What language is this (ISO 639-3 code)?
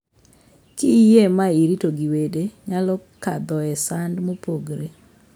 luo